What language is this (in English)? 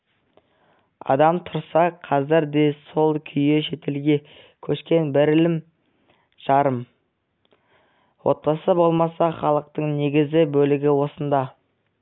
Kazakh